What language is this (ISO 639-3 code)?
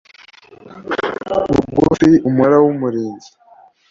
kin